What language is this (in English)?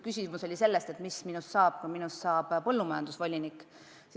Estonian